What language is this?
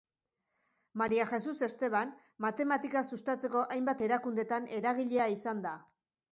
Basque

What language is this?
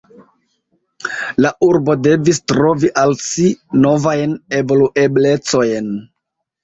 Esperanto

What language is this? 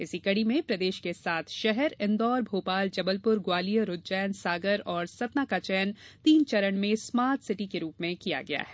Hindi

